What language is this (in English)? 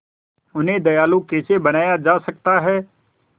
Hindi